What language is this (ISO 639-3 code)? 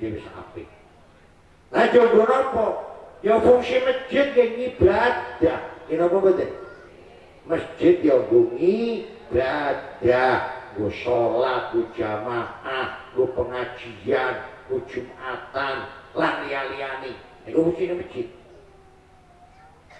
ind